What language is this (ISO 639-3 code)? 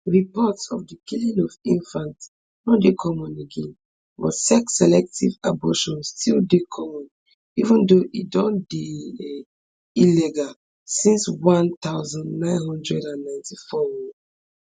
pcm